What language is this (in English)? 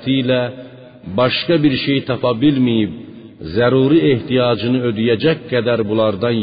Persian